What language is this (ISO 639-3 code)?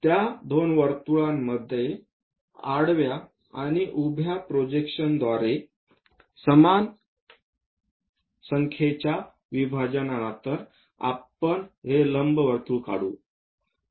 mar